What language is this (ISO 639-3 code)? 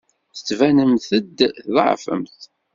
kab